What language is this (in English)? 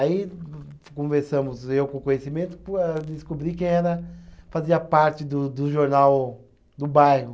Portuguese